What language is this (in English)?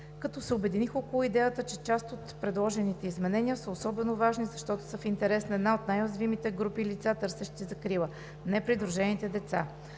Bulgarian